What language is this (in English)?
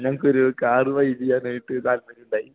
Malayalam